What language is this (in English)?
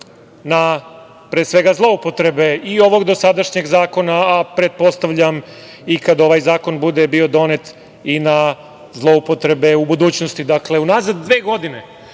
Serbian